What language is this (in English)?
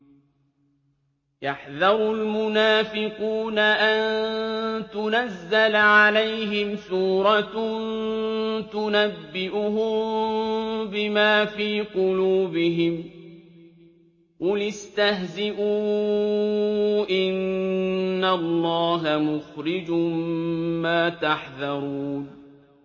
Arabic